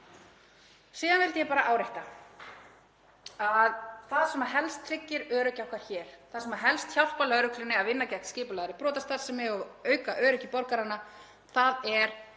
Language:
Icelandic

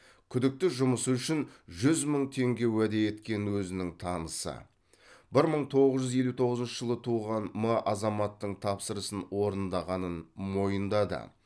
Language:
Kazakh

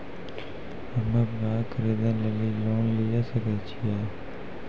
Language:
Maithili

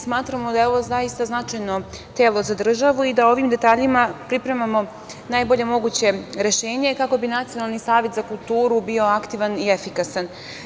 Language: Serbian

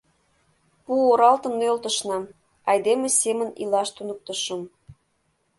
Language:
Mari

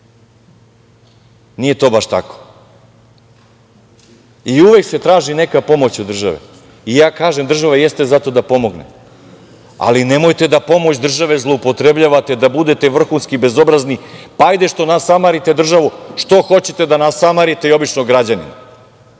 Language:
Serbian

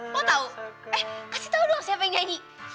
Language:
Indonesian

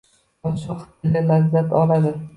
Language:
Uzbek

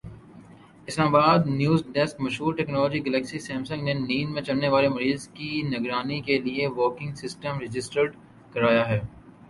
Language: Urdu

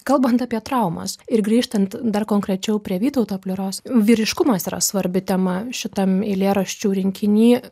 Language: Lithuanian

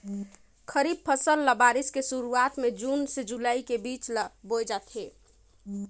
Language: Chhattisgarhi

